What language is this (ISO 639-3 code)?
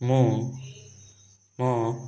ori